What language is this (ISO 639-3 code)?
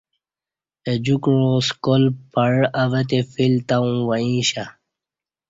bsh